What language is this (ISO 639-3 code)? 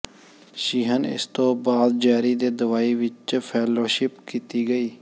pan